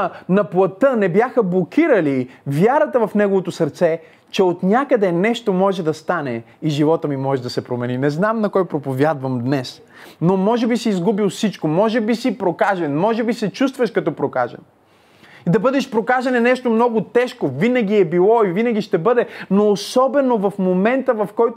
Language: Bulgarian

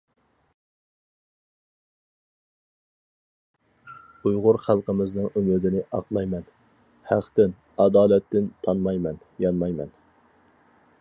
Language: Uyghur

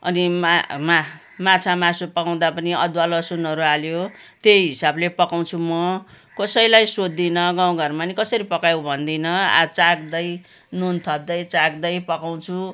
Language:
Nepali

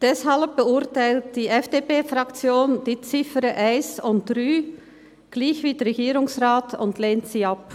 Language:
Swiss German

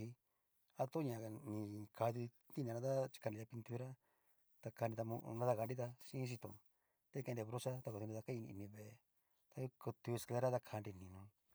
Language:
Cacaloxtepec Mixtec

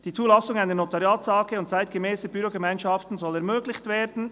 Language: Swiss German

